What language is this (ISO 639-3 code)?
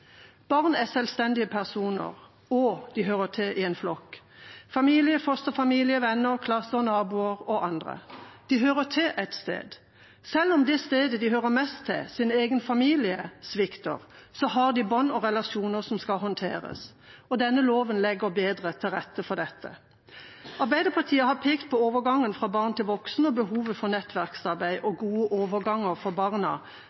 nob